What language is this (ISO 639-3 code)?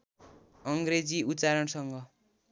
nep